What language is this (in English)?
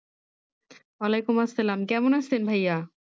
Bangla